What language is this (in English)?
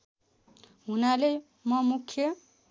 Nepali